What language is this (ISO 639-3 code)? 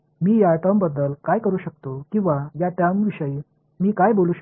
mar